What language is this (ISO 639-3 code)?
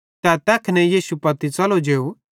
bhd